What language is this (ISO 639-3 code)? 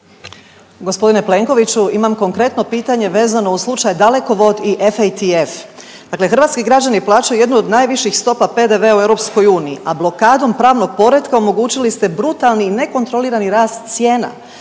hrv